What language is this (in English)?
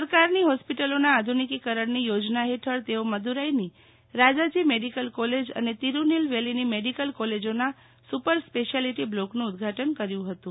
Gujarati